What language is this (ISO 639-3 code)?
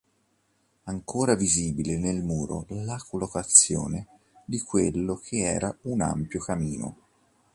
ita